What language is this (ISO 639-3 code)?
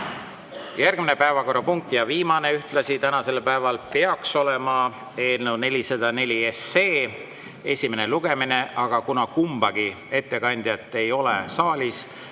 est